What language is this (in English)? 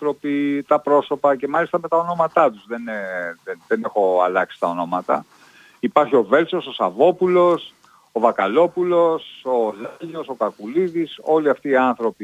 Greek